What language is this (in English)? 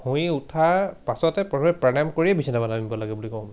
Assamese